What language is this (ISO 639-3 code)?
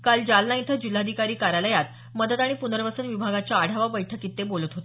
mar